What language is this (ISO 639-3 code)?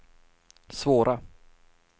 swe